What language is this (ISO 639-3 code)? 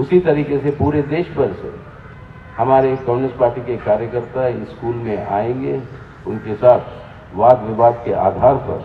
hin